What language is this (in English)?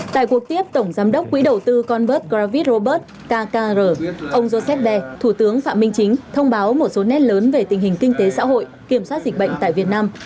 Vietnamese